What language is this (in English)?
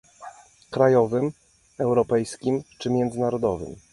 Polish